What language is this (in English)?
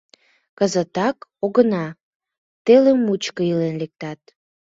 Mari